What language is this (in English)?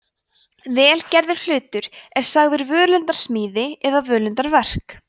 Icelandic